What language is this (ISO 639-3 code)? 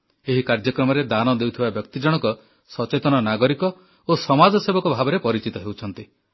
ori